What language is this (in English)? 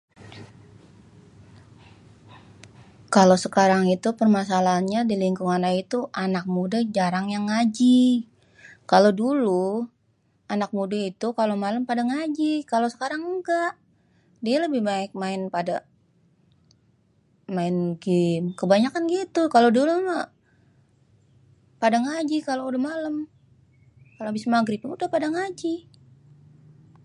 Betawi